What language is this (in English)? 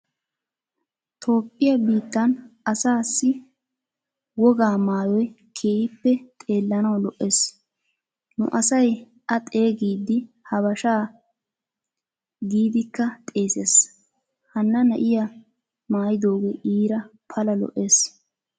Wolaytta